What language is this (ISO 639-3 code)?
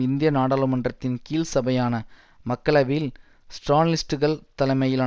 tam